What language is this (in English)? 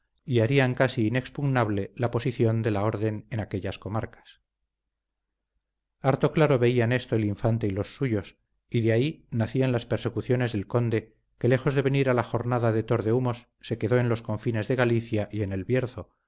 Spanish